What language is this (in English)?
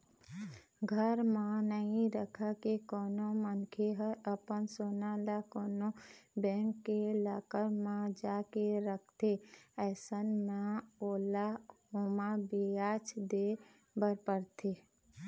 Chhattisgarhi